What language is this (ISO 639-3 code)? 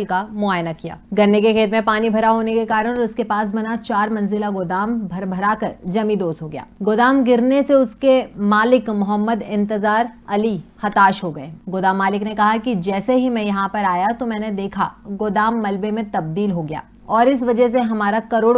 hin